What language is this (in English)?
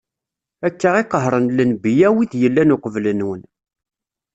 Kabyle